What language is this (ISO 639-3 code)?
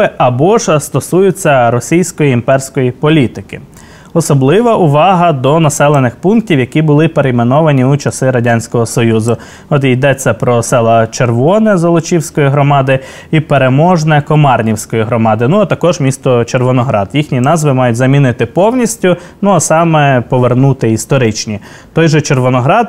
ukr